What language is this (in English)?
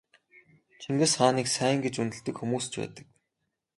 Mongolian